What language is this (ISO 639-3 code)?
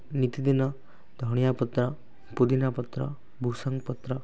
ori